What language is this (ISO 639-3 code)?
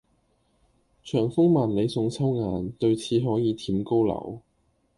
yue